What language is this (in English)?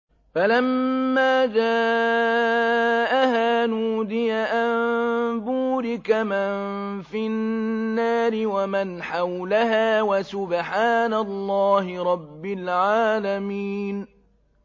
Arabic